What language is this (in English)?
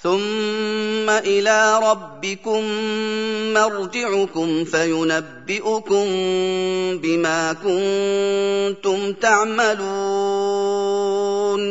Arabic